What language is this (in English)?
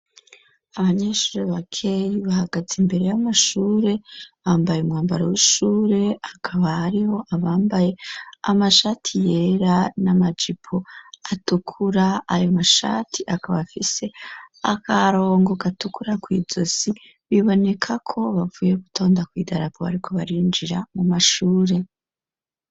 Rundi